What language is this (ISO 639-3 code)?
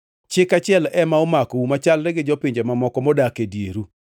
luo